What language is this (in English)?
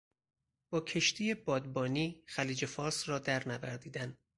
Persian